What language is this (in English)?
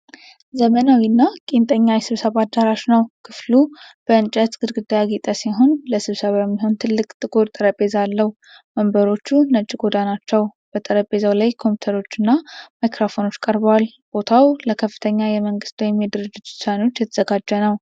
Amharic